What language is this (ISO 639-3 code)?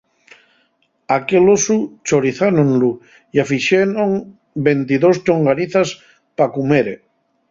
ast